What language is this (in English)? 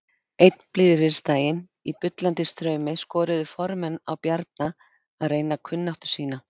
Icelandic